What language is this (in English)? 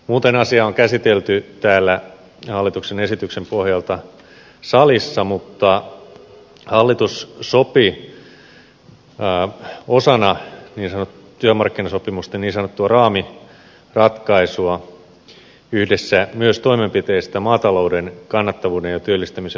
Finnish